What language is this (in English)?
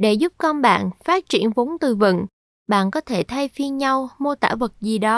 Vietnamese